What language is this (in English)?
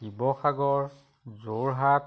Assamese